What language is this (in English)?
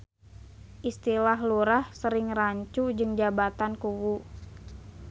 Sundanese